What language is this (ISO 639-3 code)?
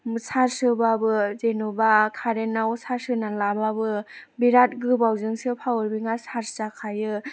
brx